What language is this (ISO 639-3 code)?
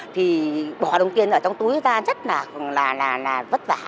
vie